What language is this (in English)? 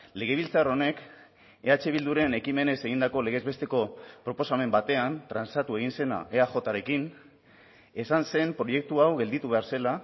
Basque